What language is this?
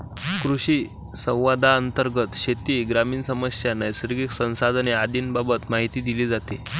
Marathi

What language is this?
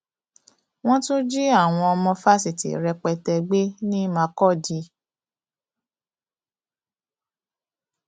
Yoruba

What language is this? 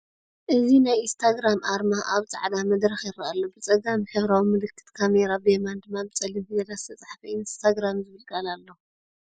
Tigrinya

